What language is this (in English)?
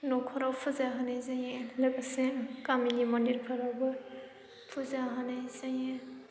Bodo